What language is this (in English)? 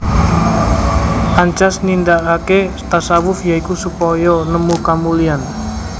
Javanese